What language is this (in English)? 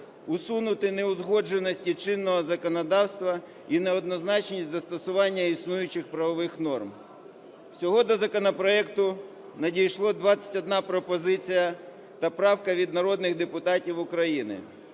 Ukrainian